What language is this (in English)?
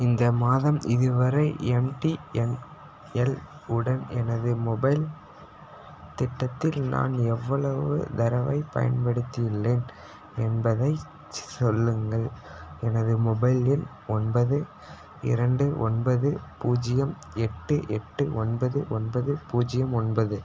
Tamil